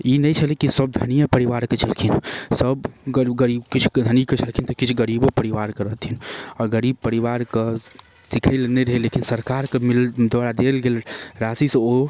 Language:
Maithili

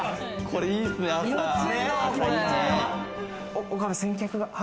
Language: Japanese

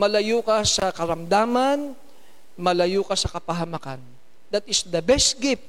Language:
Filipino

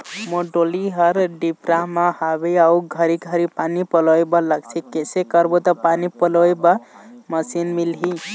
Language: Chhattisgarhi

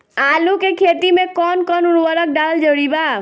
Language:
Bhojpuri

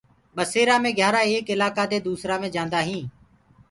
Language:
Gurgula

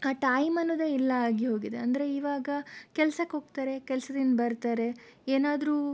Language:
Kannada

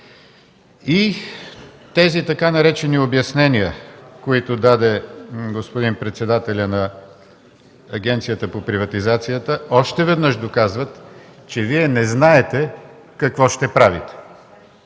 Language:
Bulgarian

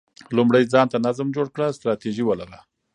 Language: Pashto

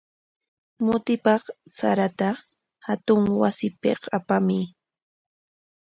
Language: Corongo Ancash Quechua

